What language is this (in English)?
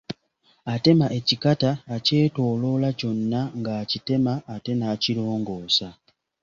Ganda